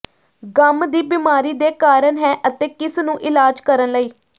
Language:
Punjabi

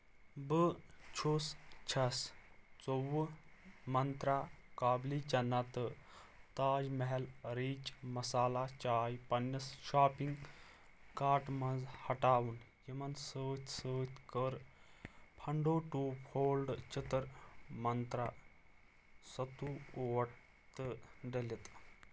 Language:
Kashmiri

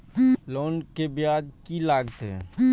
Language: Maithili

